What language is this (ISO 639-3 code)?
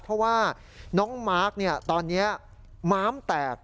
tha